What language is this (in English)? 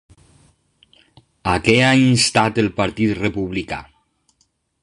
Catalan